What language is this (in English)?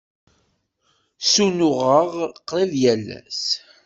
Kabyle